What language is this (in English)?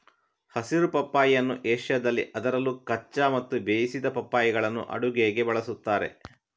Kannada